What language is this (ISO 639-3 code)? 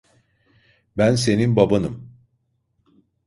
tur